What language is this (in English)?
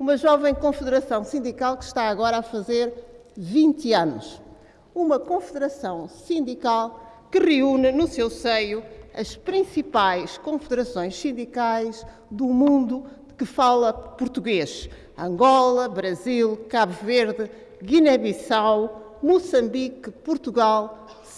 Portuguese